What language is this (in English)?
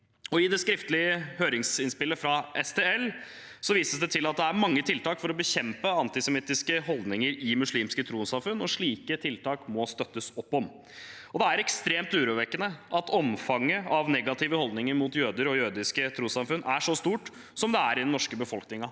Norwegian